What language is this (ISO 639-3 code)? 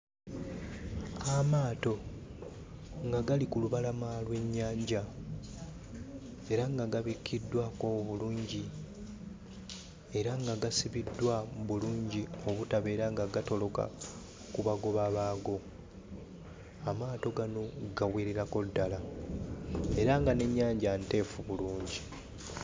lug